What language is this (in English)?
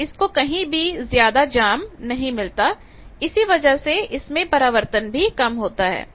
Hindi